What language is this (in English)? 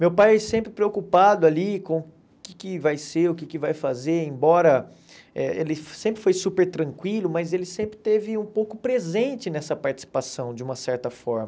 Portuguese